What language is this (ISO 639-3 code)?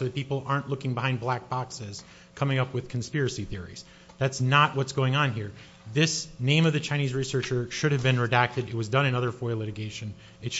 eng